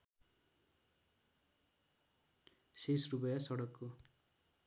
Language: Nepali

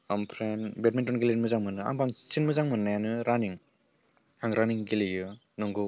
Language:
Bodo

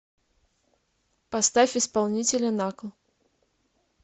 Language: Russian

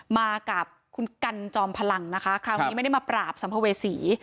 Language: Thai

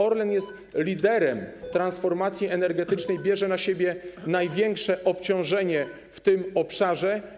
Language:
Polish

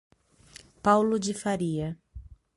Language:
Portuguese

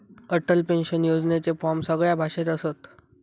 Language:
Marathi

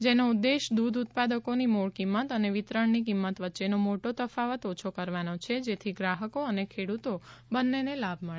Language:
Gujarati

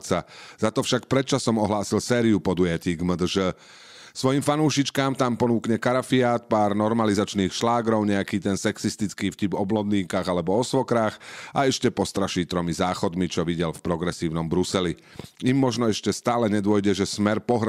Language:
Slovak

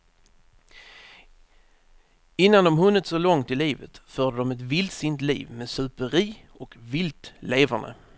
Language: Swedish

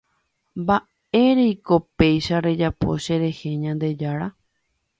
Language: Guarani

